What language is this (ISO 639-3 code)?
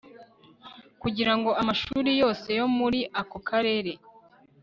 kin